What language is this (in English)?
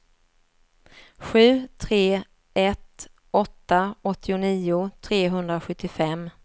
Swedish